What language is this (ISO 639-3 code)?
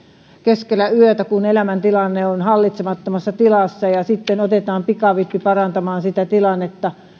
fin